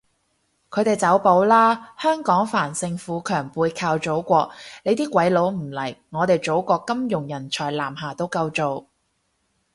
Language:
Cantonese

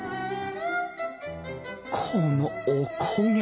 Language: Japanese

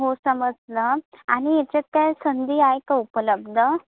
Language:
Marathi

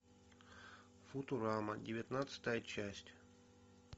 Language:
Russian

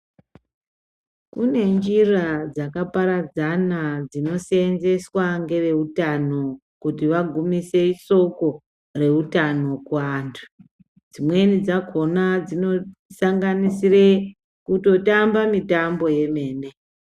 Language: Ndau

